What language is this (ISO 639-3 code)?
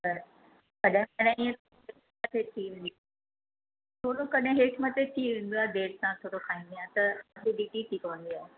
snd